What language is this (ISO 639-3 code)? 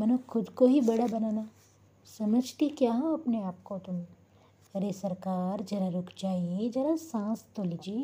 hin